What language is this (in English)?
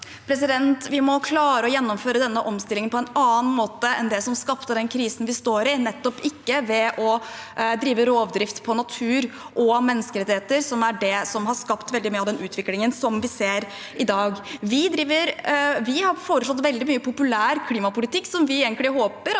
Norwegian